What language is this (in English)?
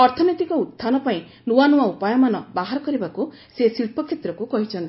Odia